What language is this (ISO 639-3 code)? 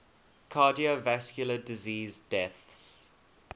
eng